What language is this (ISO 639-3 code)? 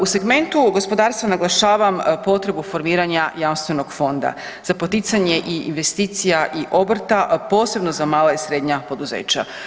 hrv